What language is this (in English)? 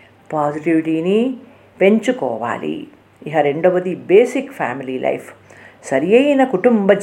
Telugu